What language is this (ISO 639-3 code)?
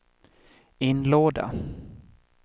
swe